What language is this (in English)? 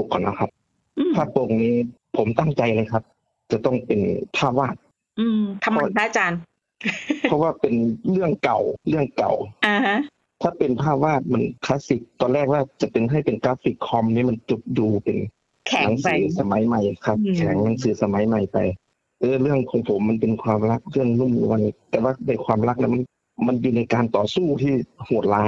Thai